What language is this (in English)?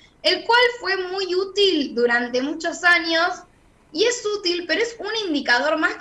Spanish